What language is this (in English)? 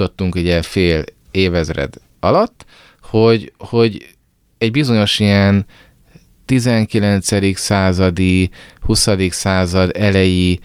Hungarian